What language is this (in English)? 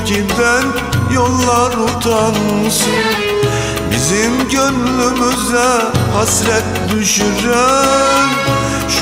Turkish